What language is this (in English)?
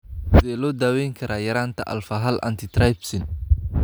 Somali